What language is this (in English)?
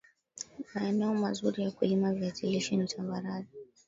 Swahili